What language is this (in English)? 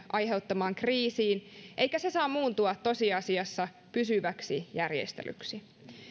Finnish